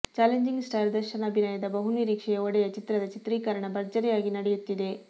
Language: Kannada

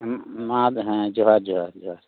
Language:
Santali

